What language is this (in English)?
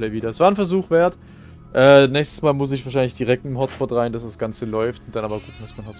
German